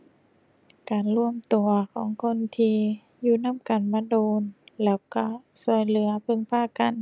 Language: Thai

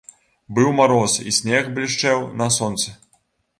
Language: Belarusian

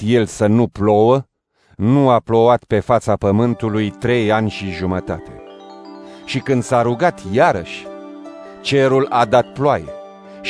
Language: Romanian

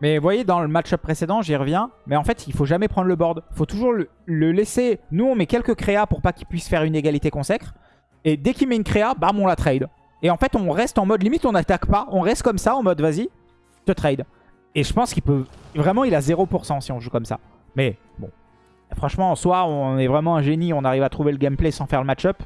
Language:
French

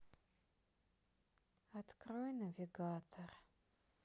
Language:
Russian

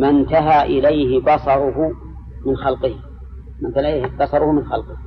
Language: Arabic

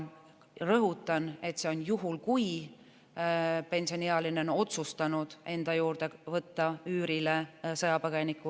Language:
Estonian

